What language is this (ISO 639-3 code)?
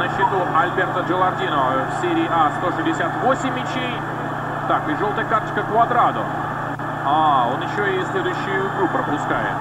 rus